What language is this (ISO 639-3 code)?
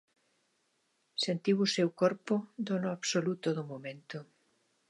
glg